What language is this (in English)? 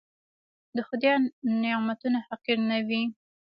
Pashto